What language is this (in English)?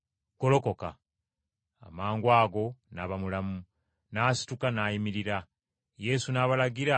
Ganda